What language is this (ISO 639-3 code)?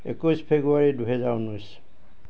asm